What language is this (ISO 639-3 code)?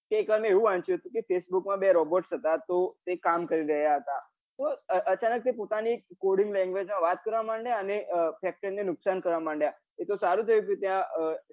guj